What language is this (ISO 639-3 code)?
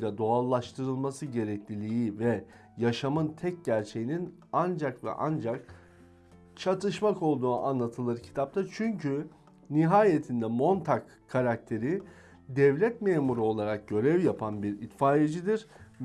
tur